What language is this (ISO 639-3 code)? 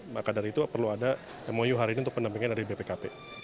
ind